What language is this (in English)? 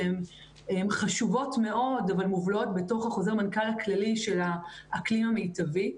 Hebrew